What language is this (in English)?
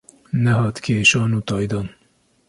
Kurdish